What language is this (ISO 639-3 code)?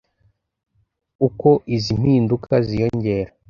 kin